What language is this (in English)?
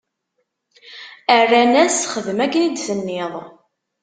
Kabyle